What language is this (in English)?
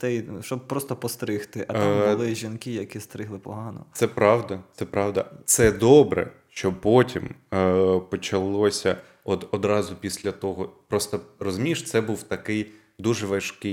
Ukrainian